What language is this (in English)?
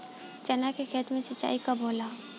Bhojpuri